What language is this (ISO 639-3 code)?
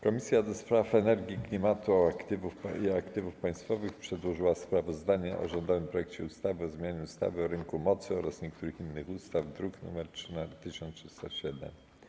pol